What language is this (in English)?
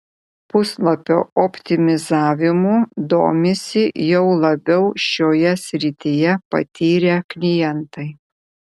Lithuanian